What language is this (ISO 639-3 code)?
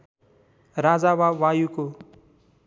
nep